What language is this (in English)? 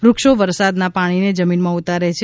Gujarati